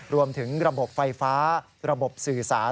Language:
Thai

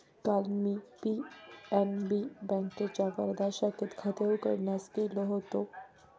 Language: Marathi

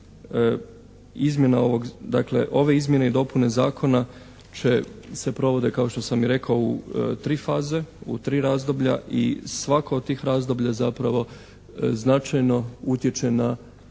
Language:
Croatian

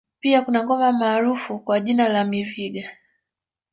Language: Swahili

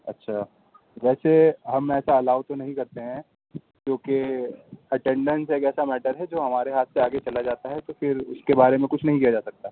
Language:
Urdu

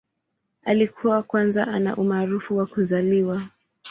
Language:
Swahili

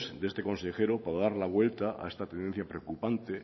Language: Spanish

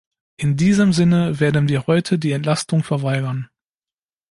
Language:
German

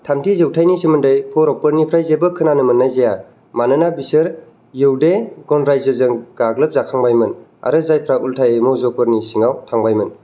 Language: Bodo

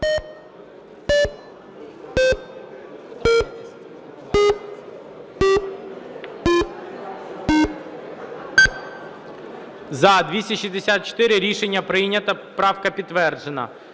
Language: Ukrainian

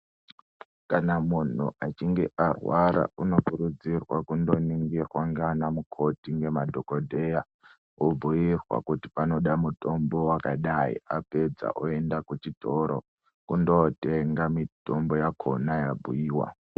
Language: Ndau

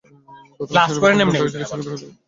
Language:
Bangla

